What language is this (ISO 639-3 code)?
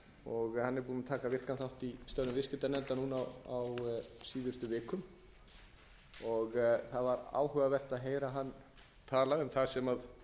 isl